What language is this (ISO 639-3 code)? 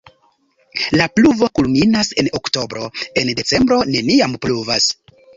epo